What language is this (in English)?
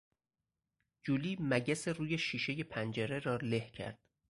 Persian